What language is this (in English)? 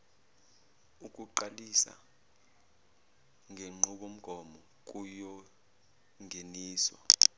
Zulu